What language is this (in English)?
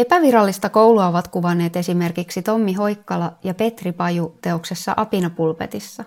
Finnish